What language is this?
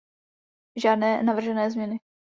Czech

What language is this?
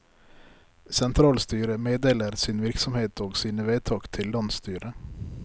Norwegian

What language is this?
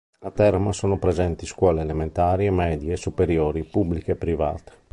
Italian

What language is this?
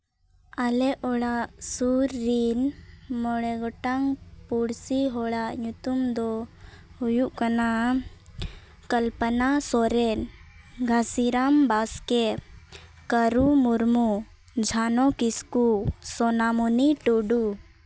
Santali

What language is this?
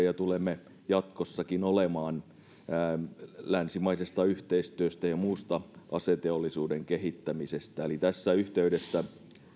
Finnish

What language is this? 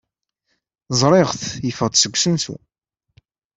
Kabyle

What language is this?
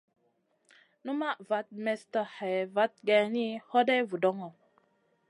Masana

